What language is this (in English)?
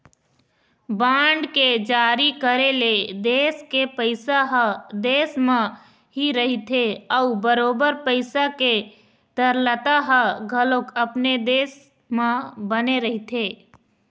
Chhattisgarhi